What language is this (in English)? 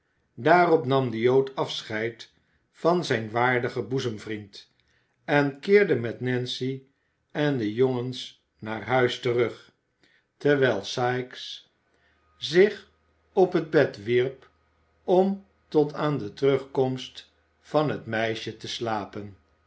Dutch